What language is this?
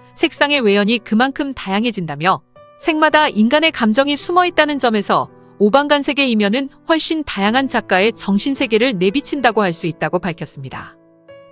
Korean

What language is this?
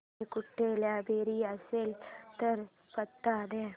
Marathi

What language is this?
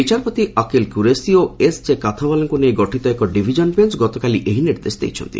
Odia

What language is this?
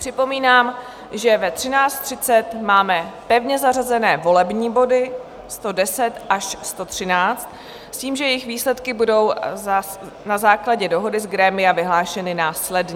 Czech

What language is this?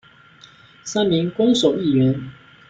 Chinese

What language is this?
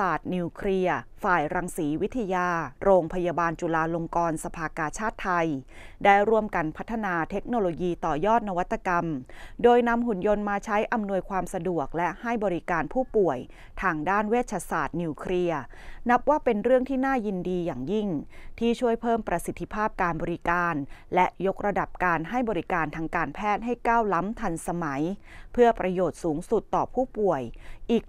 Thai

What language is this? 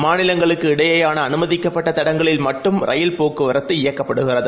Tamil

